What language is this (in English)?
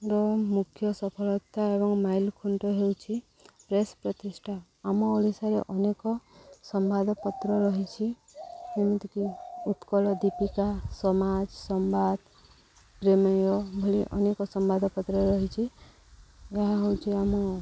Odia